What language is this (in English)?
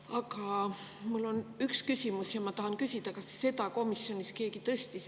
Estonian